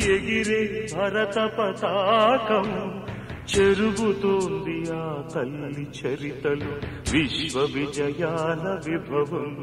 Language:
Romanian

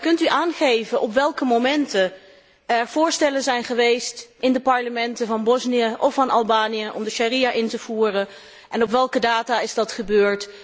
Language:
Dutch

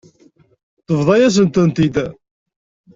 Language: Kabyle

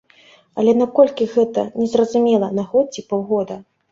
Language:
Belarusian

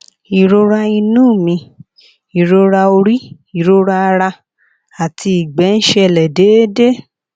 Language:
Yoruba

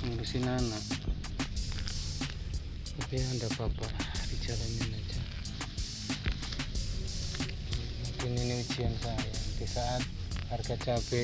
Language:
Indonesian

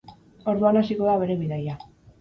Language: Basque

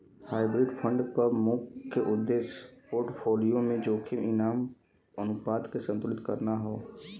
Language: Bhojpuri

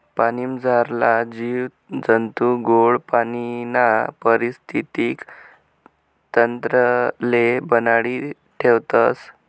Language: Marathi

